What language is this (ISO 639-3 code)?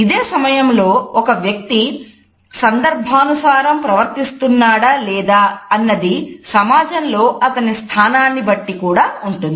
tel